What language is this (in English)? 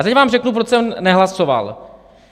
Czech